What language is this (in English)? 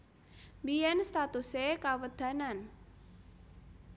Javanese